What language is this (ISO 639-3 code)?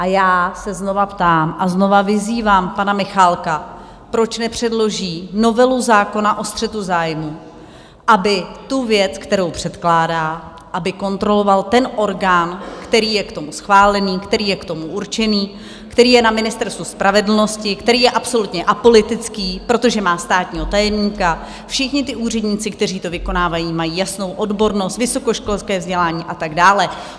ces